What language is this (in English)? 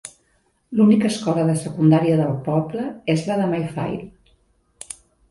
Catalan